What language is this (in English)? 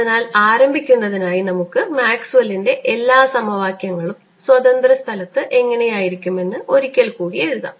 Malayalam